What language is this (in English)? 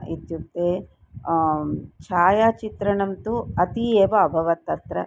Sanskrit